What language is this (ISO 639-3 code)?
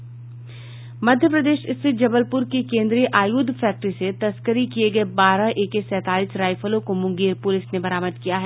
hin